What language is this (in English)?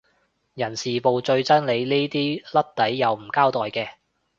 Cantonese